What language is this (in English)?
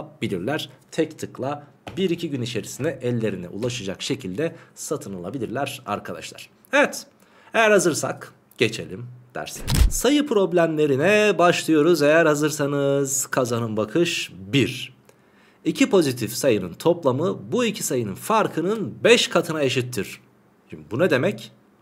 Turkish